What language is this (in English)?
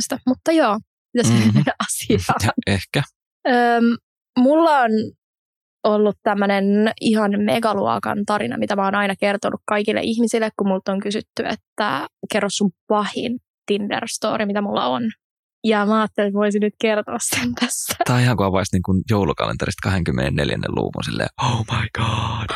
Finnish